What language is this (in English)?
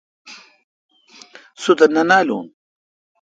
Kalkoti